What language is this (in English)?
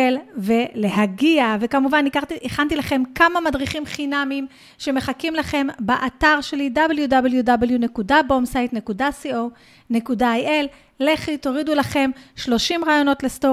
Hebrew